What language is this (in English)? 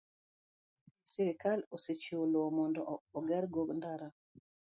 Luo (Kenya and Tanzania)